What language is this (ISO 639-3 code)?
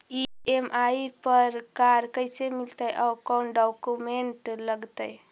mag